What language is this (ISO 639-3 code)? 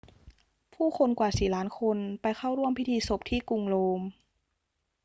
tha